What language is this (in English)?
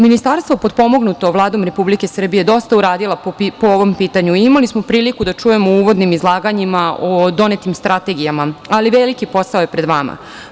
Serbian